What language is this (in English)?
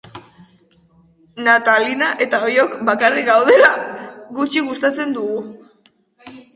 Basque